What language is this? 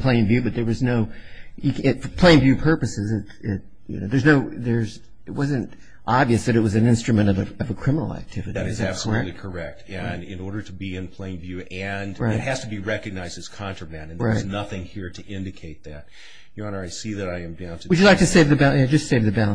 English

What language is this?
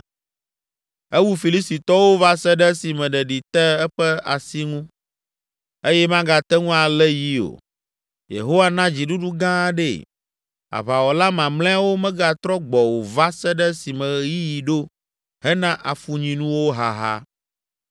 Ewe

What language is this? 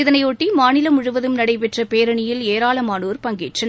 Tamil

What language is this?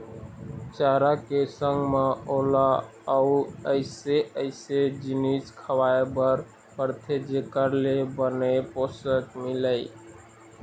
Chhattisgarhi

